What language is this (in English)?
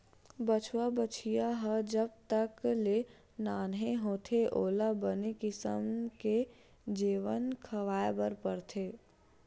Chhattisgarhi